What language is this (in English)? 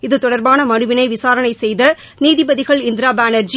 Tamil